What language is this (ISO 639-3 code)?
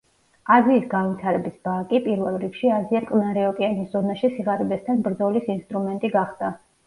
kat